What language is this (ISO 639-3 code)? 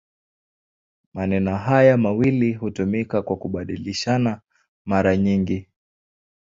swa